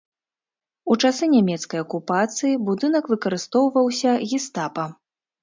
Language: Belarusian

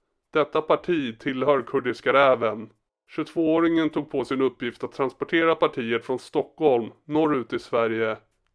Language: Swedish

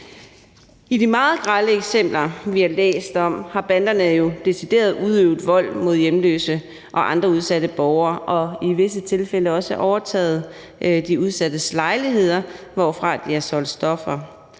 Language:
Danish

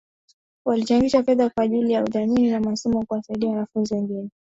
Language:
Swahili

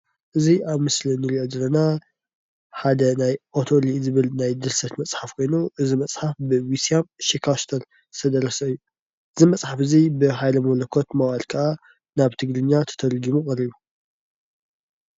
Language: Tigrinya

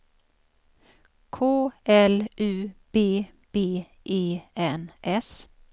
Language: Swedish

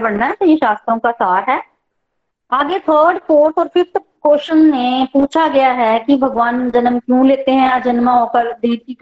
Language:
Hindi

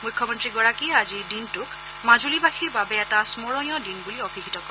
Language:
Assamese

